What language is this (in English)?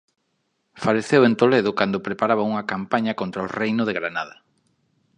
Galician